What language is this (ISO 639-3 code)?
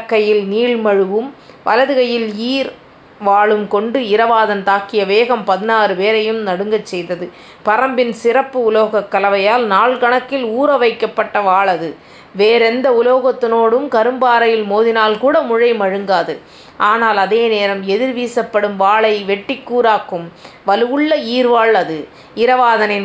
tam